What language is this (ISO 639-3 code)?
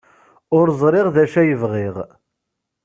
kab